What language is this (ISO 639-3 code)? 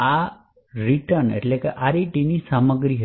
guj